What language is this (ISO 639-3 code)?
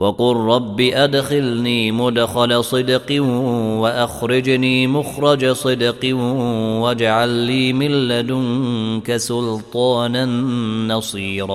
ara